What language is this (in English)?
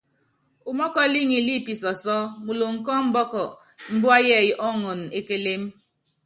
Yangben